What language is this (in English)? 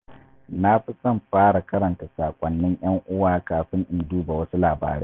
Hausa